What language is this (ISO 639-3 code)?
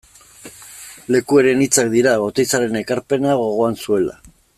eus